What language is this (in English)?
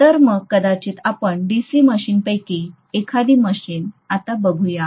Marathi